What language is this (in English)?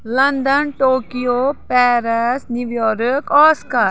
Kashmiri